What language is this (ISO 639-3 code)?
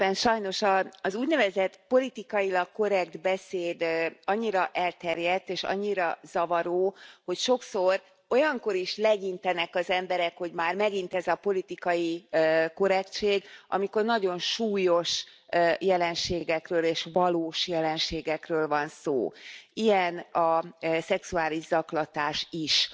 hun